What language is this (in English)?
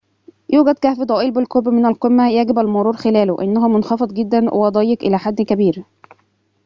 Arabic